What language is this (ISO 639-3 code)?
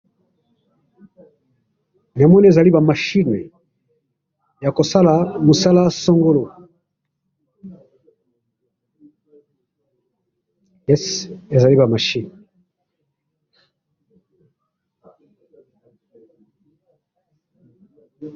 lin